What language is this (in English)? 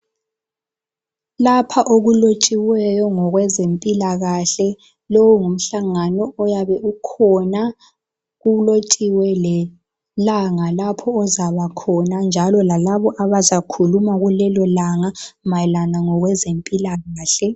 North Ndebele